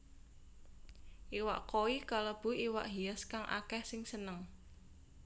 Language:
Javanese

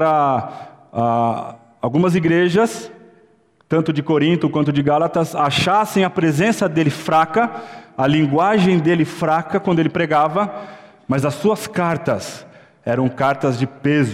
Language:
Portuguese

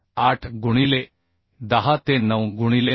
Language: Marathi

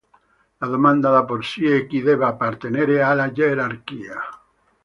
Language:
Italian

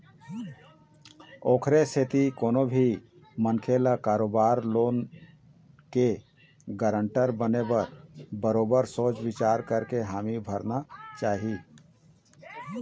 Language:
Chhattisgarhi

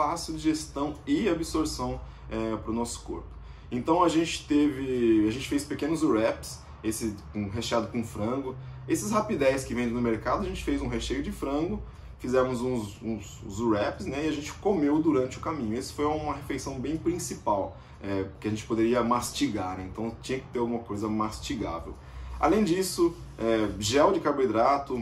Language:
Portuguese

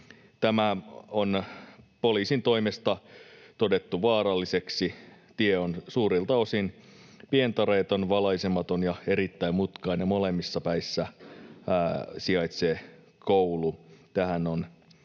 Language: Finnish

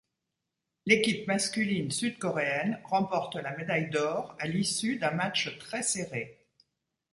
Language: French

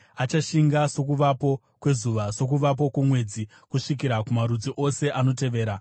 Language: Shona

